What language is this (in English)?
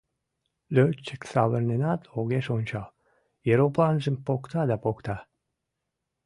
Mari